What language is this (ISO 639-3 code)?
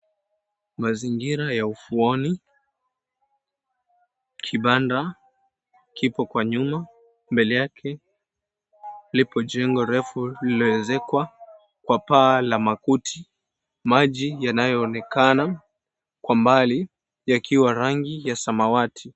swa